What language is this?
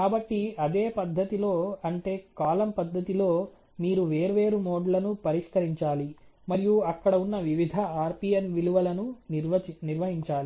Telugu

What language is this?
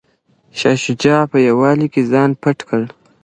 Pashto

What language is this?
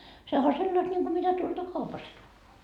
Finnish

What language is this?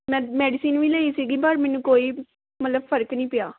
Punjabi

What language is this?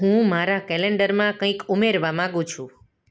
Gujarati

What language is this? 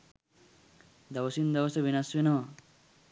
Sinhala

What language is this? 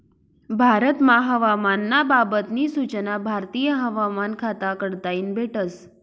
Marathi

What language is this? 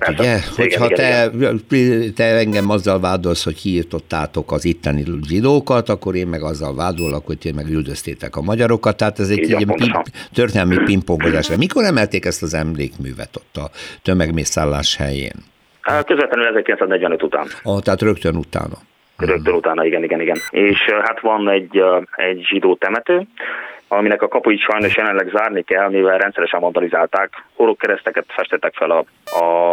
Hungarian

